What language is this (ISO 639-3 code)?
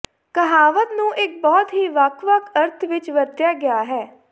pan